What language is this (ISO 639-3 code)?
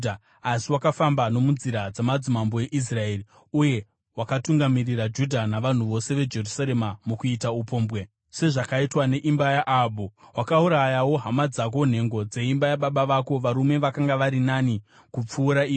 sna